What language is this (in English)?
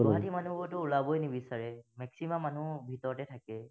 Assamese